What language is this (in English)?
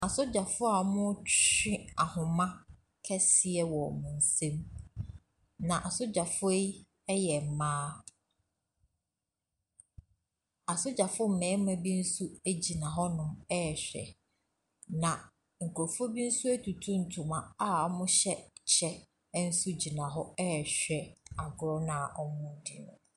Akan